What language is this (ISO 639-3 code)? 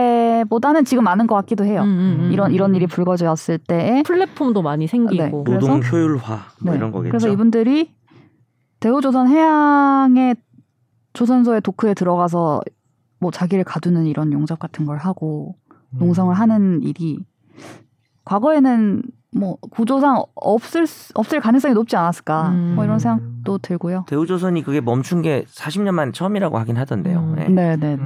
kor